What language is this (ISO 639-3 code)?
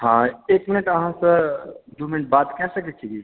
mai